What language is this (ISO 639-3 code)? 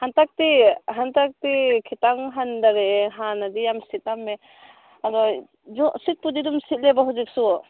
mni